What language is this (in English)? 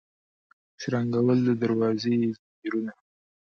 Pashto